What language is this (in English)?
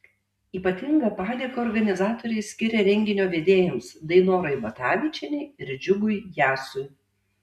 Lithuanian